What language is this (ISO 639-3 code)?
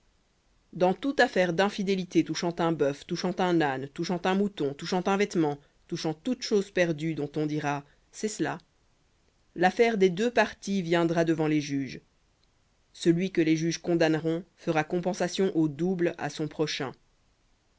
fra